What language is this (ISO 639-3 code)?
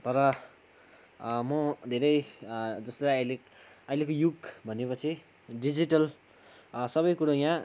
nep